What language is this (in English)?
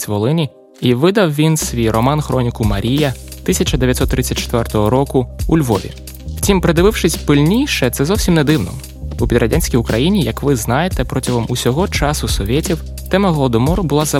Ukrainian